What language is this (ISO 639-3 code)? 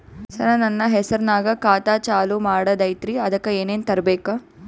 kan